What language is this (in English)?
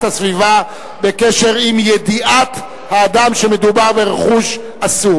Hebrew